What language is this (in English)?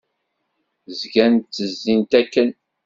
Kabyle